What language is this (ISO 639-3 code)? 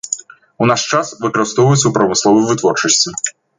bel